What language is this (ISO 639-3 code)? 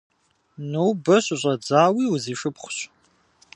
kbd